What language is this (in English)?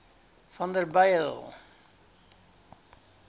Afrikaans